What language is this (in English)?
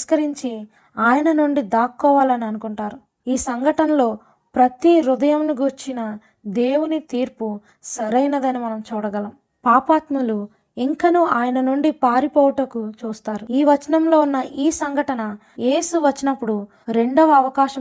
Telugu